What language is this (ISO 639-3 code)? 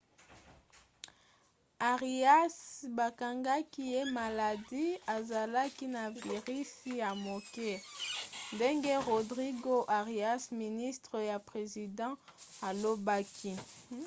lin